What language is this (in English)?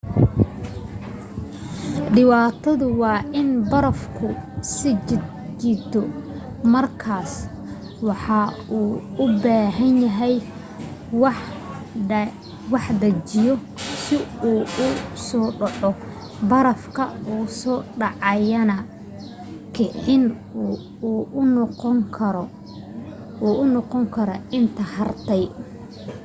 Somali